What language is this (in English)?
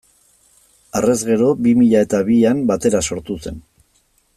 Basque